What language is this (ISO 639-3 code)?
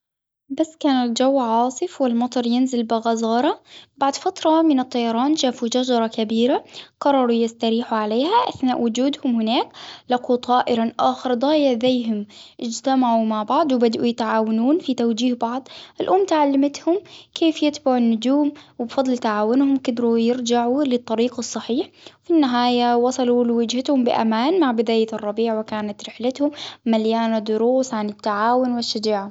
acw